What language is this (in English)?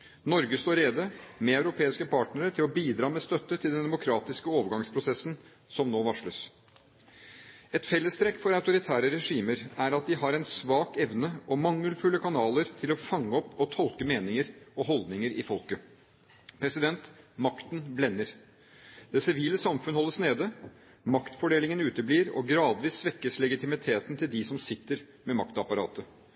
Norwegian Bokmål